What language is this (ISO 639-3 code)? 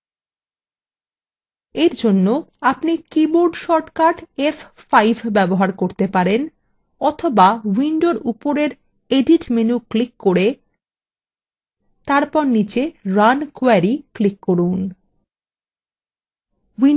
ben